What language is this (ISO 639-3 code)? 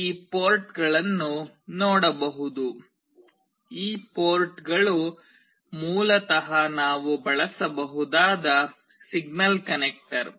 kan